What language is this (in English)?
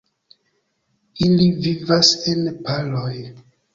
Esperanto